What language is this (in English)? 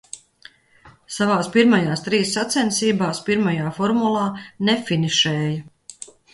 Latvian